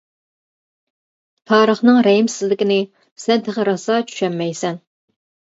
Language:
Uyghur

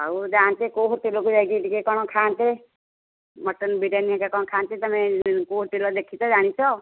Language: Odia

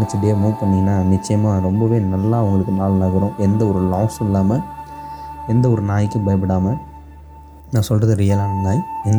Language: Tamil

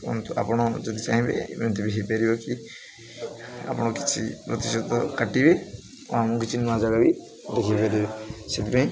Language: Odia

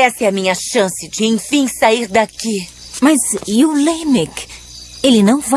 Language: Portuguese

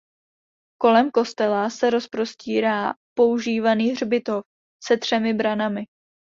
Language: Czech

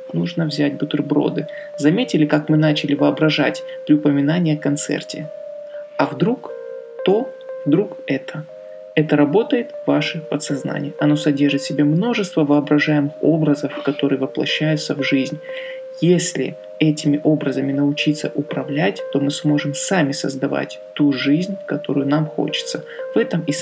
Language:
Russian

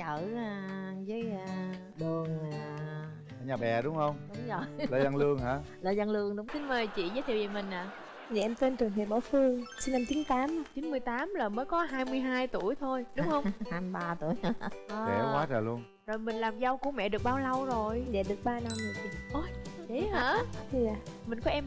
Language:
Vietnamese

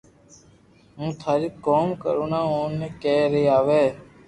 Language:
Loarki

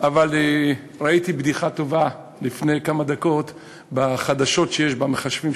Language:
Hebrew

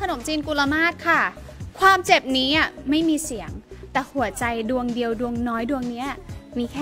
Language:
Thai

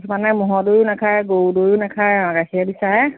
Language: Assamese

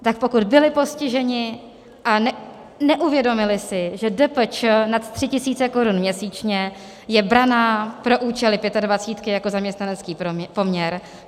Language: Czech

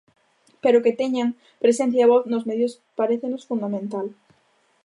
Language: Galician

